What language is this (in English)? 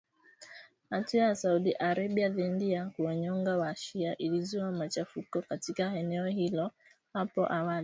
Swahili